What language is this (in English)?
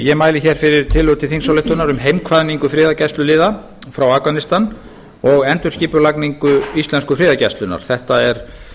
Icelandic